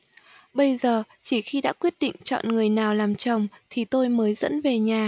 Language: Vietnamese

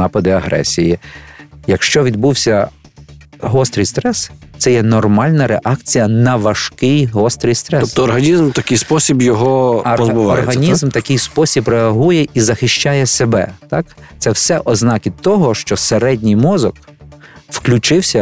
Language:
Ukrainian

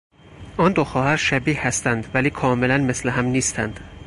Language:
Persian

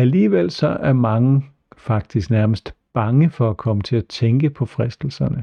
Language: Danish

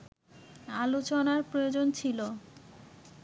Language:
Bangla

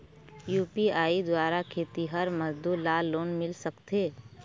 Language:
Chhattisgarhi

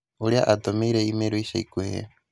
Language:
Kikuyu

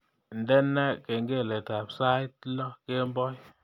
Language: Kalenjin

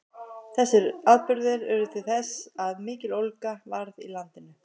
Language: Icelandic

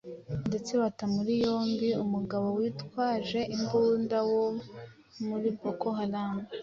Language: Kinyarwanda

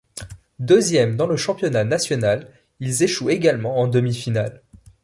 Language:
French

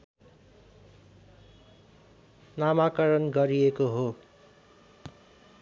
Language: Nepali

